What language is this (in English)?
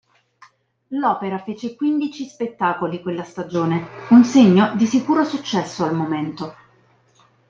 Italian